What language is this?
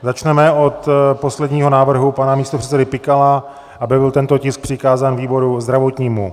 Czech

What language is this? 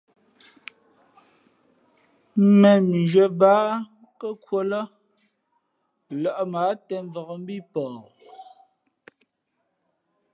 Fe'fe'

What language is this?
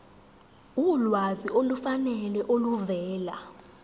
Zulu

